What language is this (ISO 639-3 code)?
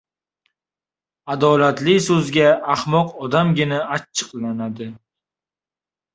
uzb